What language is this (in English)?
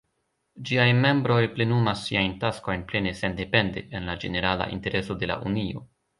Esperanto